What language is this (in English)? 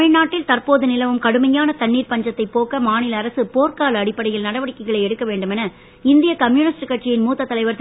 Tamil